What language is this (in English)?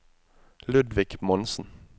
Norwegian